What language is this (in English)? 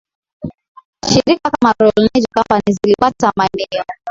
Swahili